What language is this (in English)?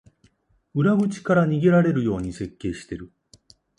Japanese